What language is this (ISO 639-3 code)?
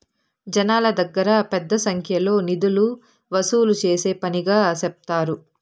tel